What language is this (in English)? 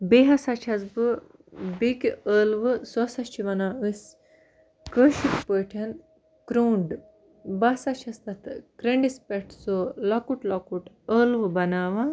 Kashmiri